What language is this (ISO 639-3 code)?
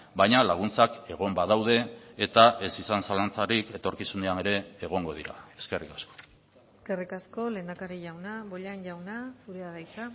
eus